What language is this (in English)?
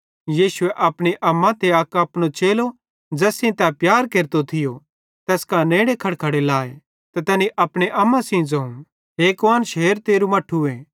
Bhadrawahi